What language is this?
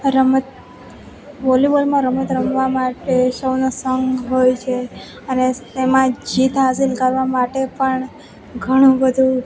Gujarati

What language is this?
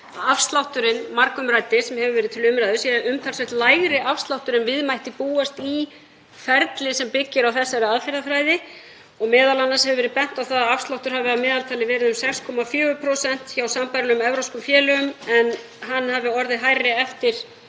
Icelandic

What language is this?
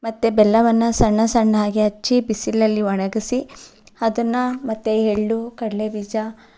Kannada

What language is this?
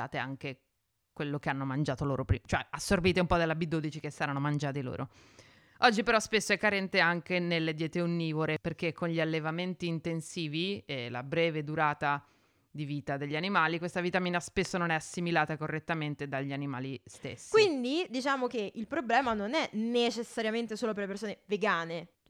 Italian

